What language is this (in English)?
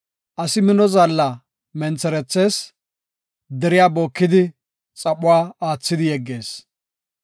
Gofa